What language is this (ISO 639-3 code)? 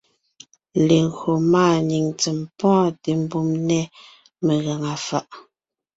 nnh